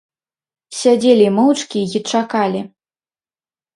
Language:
Belarusian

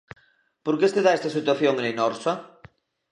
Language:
Galician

